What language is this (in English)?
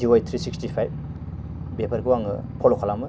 Bodo